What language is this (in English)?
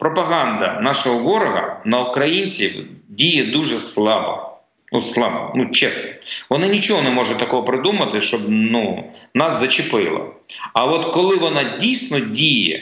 Ukrainian